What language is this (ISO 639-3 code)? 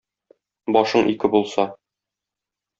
tat